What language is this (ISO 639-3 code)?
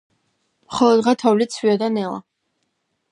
kat